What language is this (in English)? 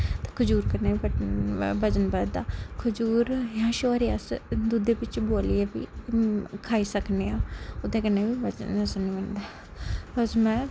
Dogri